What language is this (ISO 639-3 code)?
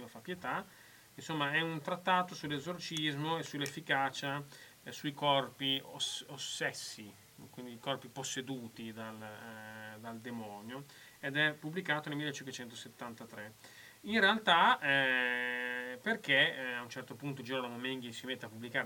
ita